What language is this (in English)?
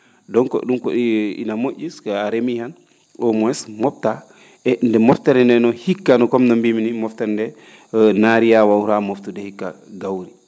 Fula